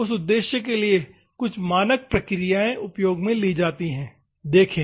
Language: Hindi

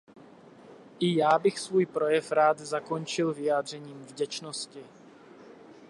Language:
Czech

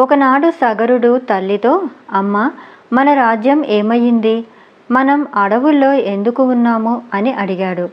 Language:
Telugu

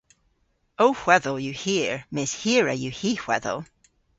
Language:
Cornish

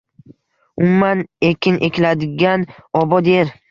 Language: Uzbek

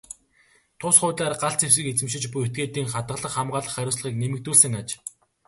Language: Mongolian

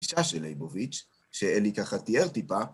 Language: Hebrew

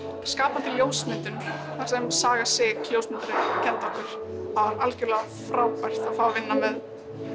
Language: Icelandic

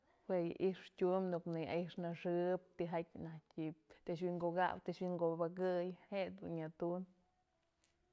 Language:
Mazatlán Mixe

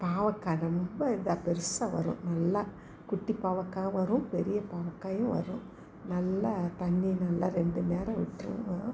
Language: Tamil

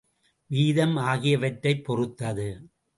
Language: Tamil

